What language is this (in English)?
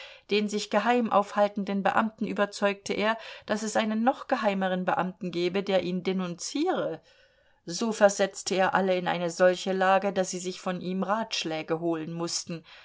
German